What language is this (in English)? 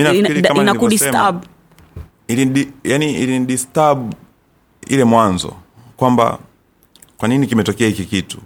Swahili